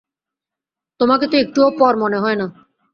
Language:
Bangla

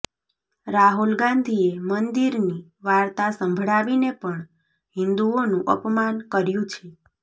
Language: Gujarati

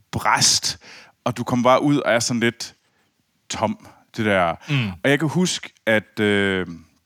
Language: Danish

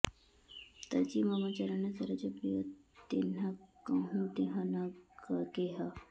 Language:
Sanskrit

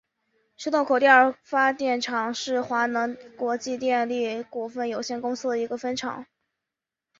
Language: Chinese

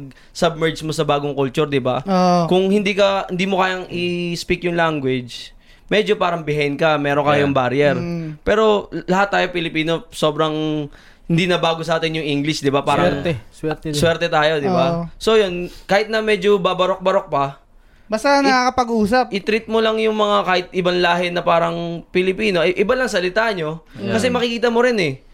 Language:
Filipino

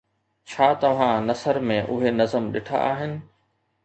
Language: Sindhi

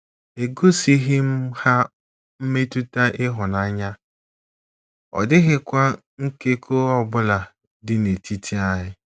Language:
Igbo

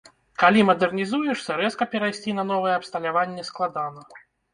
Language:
Belarusian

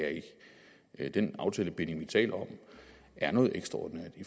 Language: Danish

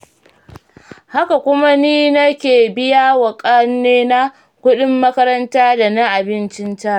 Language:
Hausa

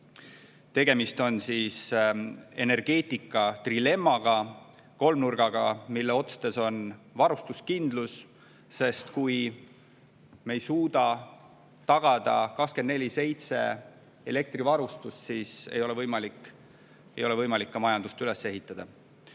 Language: Estonian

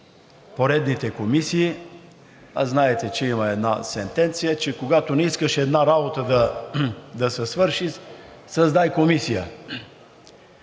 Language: Bulgarian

